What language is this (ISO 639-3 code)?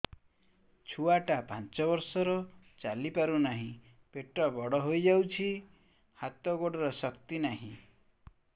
ori